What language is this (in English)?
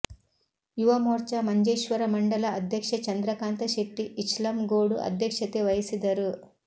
Kannada